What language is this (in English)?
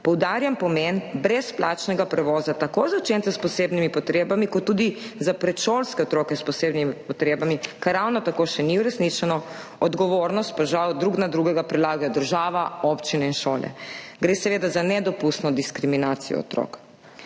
Slovenian